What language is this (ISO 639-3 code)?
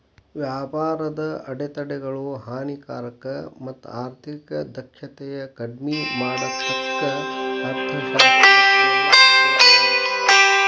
kan